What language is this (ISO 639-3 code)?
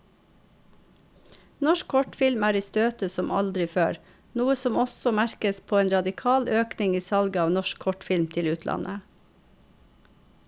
nor